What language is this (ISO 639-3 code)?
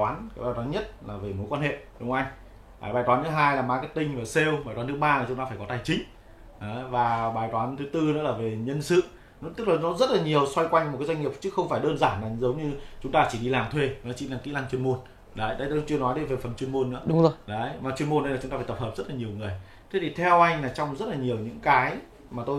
vie